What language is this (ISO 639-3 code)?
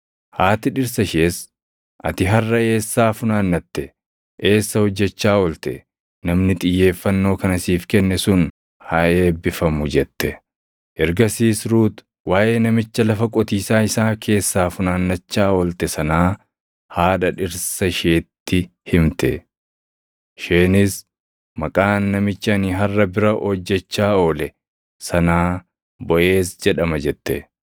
orm